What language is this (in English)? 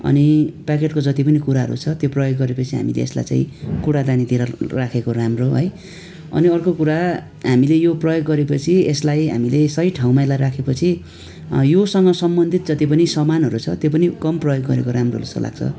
Nepali